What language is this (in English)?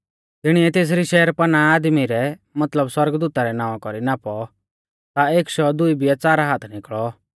Mahasu Pahari